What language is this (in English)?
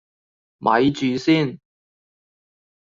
Cantonese